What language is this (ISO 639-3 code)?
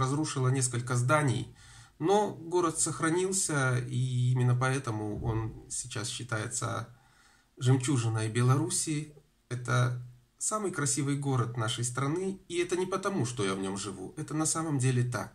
rus